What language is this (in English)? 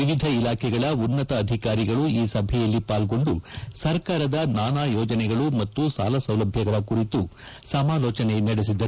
Kannada